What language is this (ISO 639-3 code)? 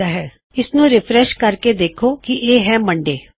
pan